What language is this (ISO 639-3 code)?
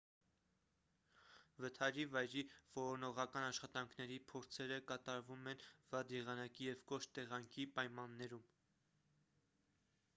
hye